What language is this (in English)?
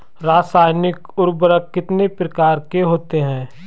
Hindi